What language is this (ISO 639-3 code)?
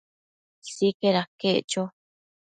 mcf